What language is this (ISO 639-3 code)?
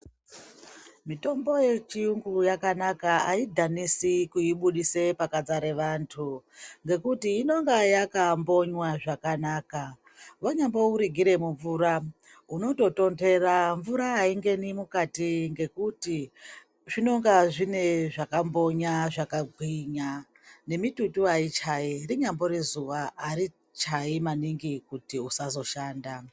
ndc